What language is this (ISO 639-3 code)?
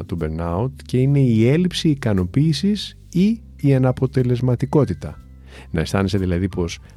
ell